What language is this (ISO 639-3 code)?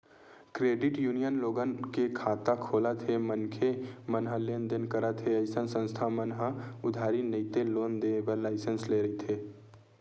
hne